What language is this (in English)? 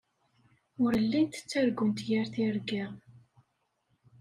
Kabyle